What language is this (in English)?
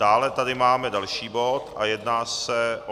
Czech